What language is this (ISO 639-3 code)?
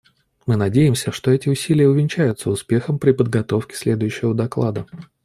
rus